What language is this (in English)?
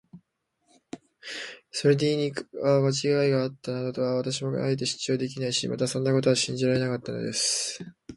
Japanese